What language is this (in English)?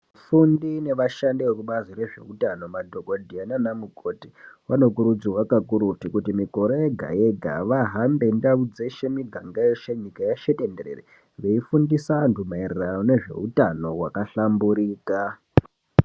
Ndau